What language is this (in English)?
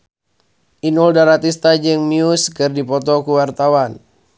Sundanese